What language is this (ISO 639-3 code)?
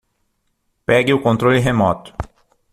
por